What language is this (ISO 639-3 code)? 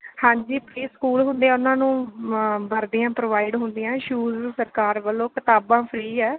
pan